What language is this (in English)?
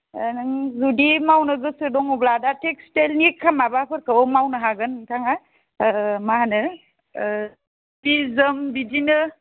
Bodo